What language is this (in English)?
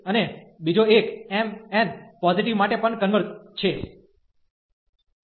Gujarati